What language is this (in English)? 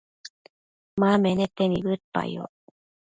Matsés